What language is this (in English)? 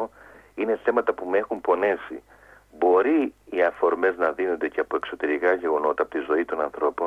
Greek